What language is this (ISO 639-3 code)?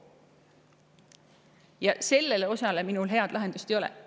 est